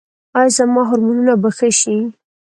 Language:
Pashto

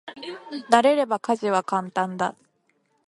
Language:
Japanese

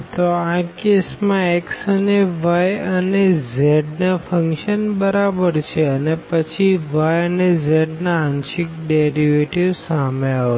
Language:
Gujarati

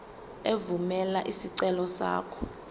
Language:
Zulu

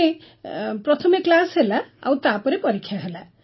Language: Odia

